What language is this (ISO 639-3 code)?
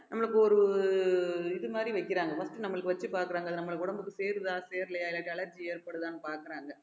tam